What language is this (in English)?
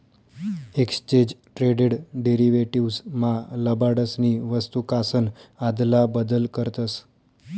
Marathi